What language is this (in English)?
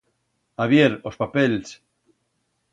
Aragonese